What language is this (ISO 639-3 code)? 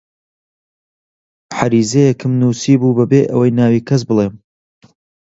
ckb